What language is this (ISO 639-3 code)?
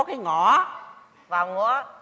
vie